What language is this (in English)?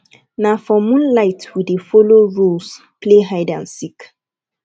Nigerian Pidgin